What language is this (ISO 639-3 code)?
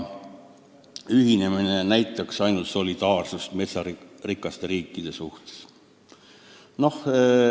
est